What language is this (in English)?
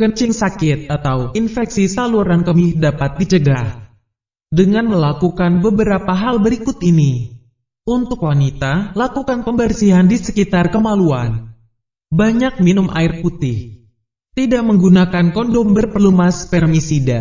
Indonesian